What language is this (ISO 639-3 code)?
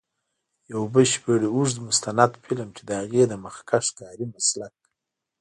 pus